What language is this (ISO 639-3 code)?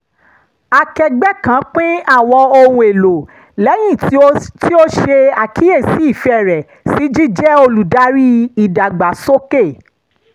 yor